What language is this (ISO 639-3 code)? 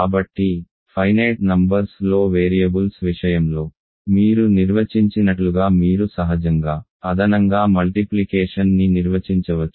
tel